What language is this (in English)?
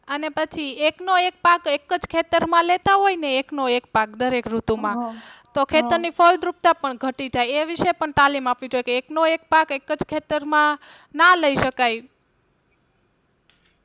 Gujarati